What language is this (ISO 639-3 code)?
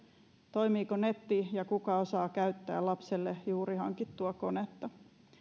fin